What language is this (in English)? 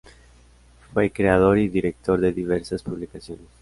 Spanish